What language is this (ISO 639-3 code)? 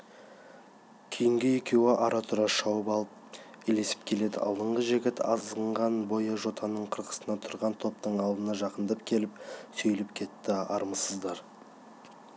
kaz